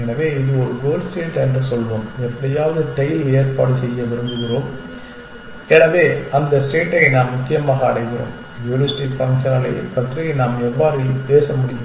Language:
Tamil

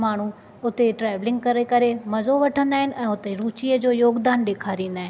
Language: Sindhi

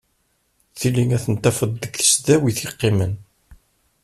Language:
Kabyle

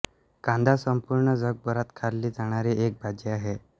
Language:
Marathi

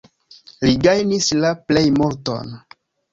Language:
Esperanto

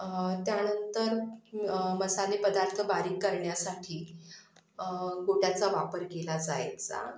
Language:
Marathi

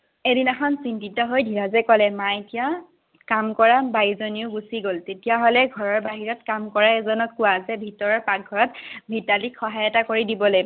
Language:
Assamese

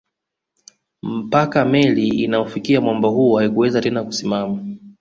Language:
Swahili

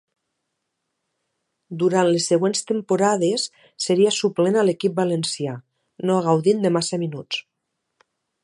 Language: Catalan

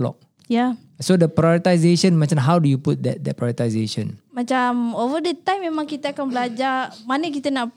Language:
Malay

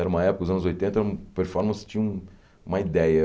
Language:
Portuguese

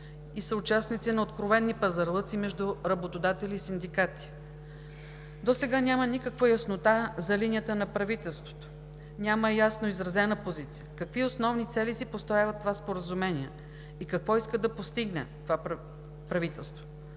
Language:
Bulgarian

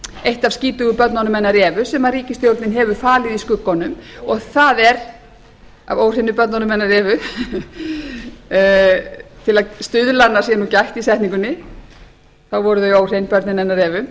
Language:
Icelandic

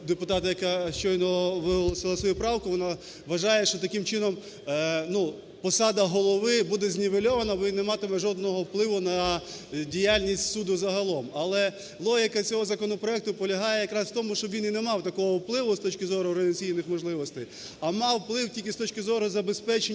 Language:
Ukrainian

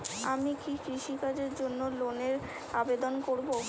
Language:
Bangla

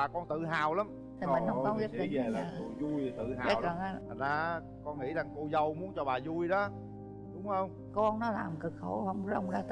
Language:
Vietnamese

